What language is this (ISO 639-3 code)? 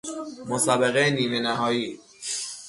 fas